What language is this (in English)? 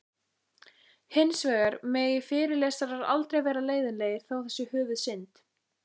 Icelandic